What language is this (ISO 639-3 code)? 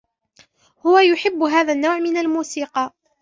ara